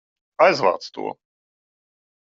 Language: Latvian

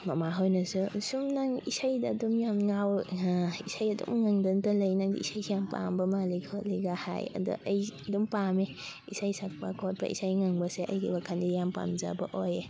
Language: Manipuri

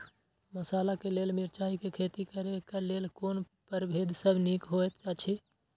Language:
Maithili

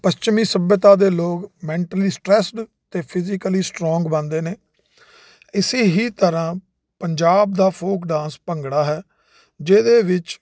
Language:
Punjabi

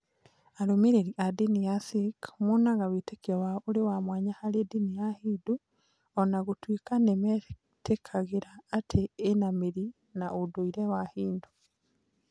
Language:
Kikuyu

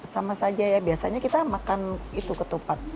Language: Indonesian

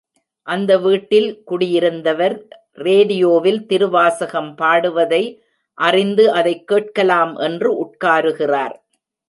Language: Tamil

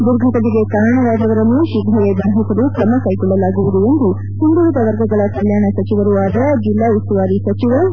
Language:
Kannada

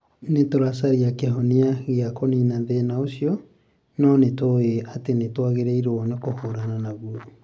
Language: Kikuyu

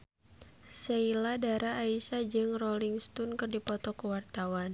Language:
Sundanese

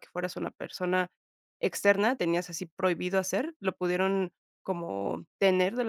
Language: Spanish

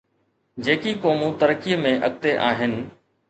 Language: Sindhi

